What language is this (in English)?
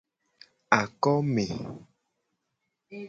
Gen